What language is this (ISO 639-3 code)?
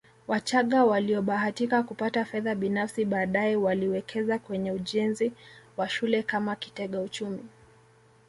swa